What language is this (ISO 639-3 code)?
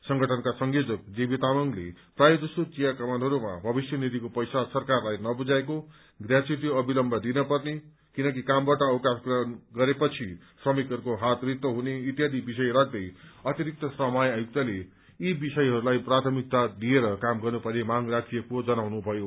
nep